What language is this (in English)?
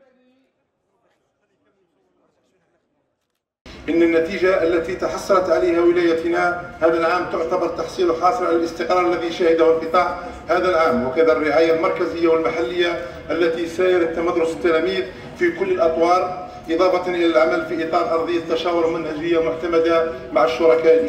Arabic